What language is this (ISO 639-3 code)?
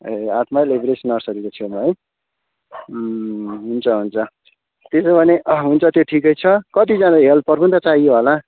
nep